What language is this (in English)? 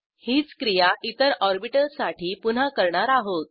Marathi